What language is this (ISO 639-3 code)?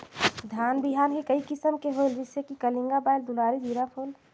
hne